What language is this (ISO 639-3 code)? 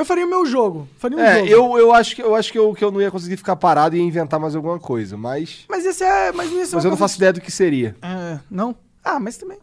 por